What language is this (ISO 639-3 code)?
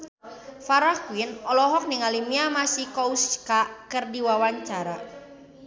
sun